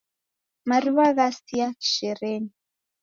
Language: Taita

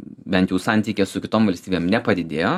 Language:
Lithuanian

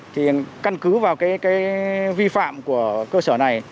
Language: Vietnamese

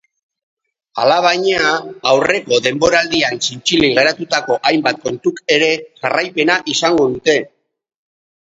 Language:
Basque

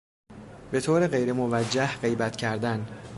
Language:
Persian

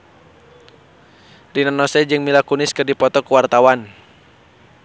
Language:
Sundanese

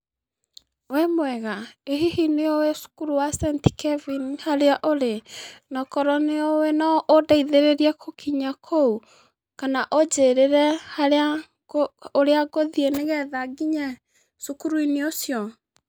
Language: Kikuyu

